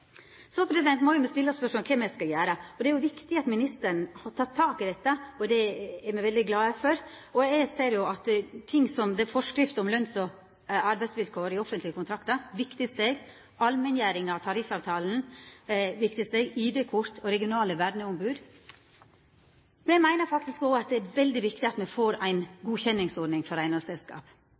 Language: Norwegian Nynorsk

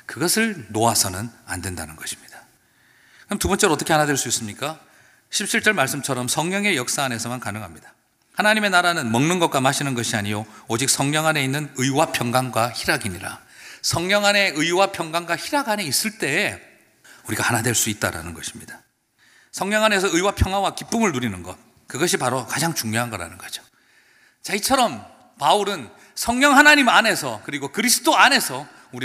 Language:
Korean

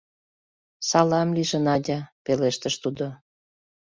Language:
Mari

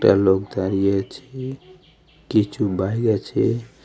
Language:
Bangla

